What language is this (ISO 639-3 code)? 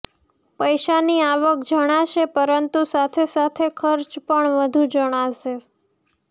guj